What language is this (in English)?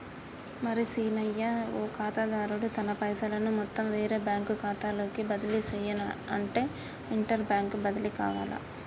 Telugu